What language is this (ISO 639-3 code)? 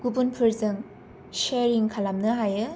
brx